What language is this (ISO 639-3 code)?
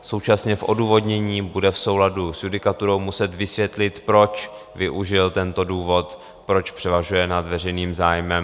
ces